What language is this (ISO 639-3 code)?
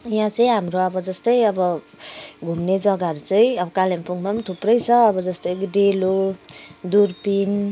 nep